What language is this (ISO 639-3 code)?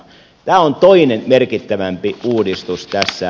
fin